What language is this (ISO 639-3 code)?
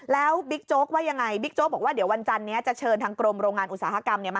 tha